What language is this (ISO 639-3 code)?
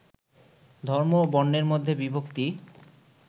ben